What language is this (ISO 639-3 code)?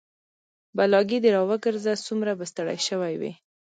pus